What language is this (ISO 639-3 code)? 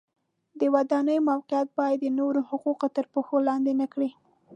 pus